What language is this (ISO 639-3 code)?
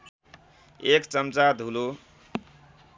nep